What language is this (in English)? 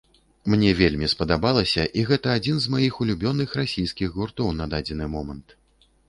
Belarusian